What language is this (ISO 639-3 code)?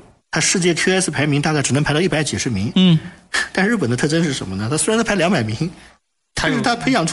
zho